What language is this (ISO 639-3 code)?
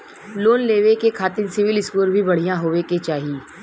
bho